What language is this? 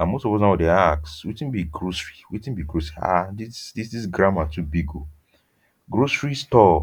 Nigerian Pidgin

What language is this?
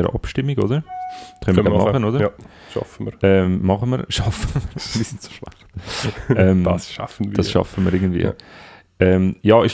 German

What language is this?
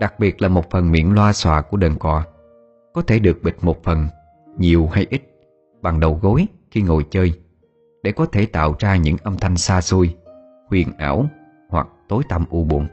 Vietnamese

